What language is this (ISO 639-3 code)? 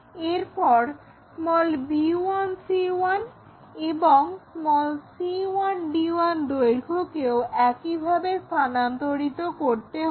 ben